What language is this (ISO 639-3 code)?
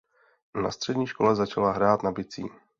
ces